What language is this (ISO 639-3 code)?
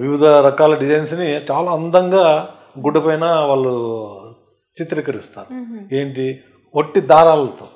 tel